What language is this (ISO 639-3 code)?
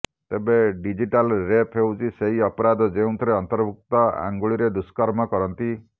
ori